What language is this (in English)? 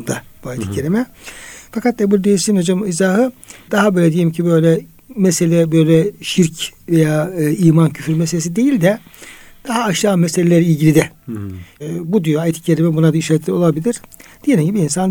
Turkish